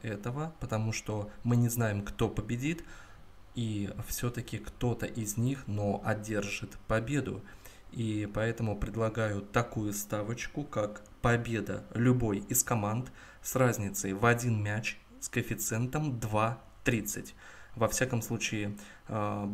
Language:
Russian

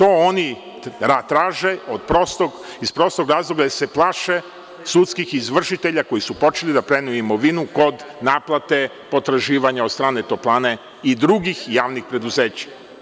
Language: Serbian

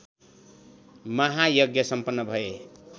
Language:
Nepali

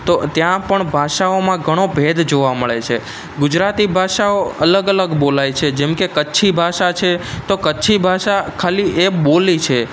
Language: Gujarati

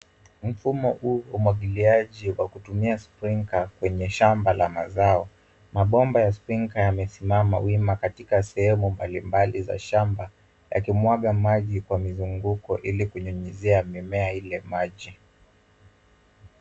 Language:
Swahili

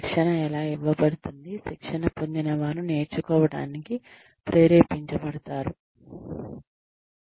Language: Telugu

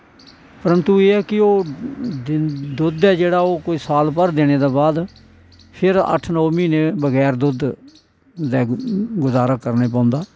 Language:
Dogri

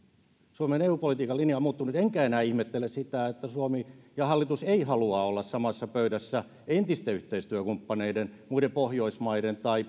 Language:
Finnish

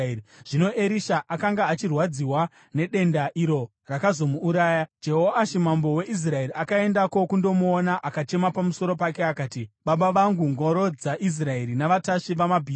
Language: Shona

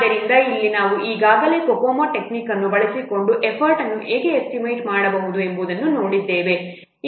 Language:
Kannada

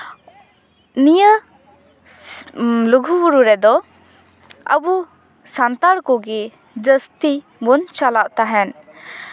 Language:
Santali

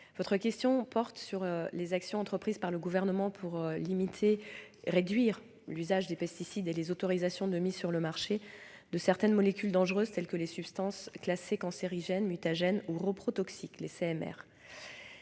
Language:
French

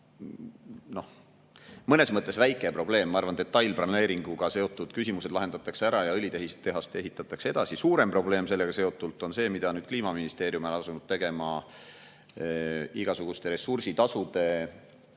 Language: Estonian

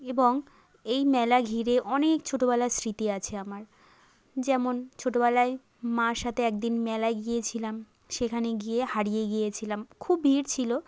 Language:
Bangla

